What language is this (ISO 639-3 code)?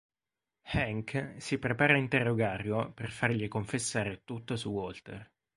ita